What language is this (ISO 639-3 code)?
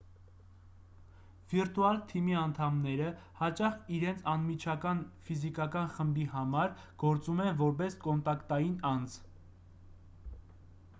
hye